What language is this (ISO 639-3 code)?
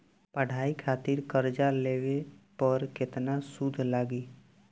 bho